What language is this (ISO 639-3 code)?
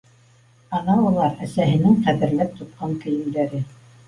bak